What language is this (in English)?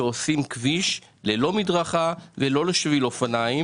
Hebrew